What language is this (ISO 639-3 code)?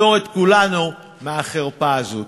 heb